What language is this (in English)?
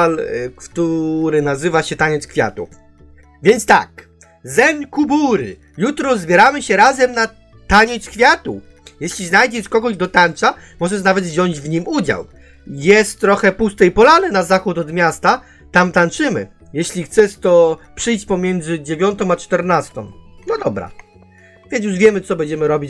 Polish